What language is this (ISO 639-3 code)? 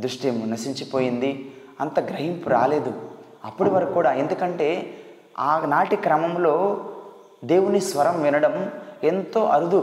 tel